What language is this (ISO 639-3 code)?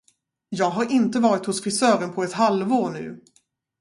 swe